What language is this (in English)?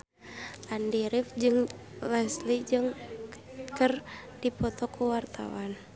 Sundanese